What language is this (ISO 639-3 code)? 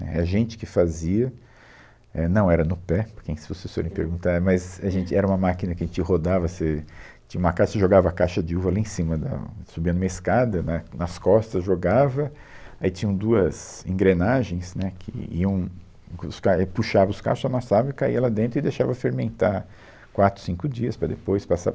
por